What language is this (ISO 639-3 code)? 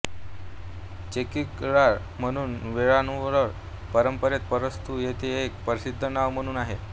mar